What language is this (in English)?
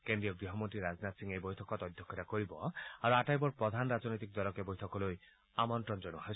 Assamese